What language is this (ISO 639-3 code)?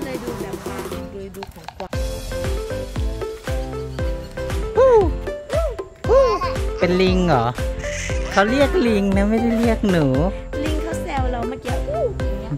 tha